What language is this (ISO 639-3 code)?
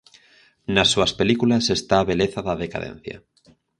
glg